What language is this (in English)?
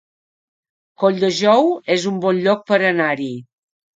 Catalan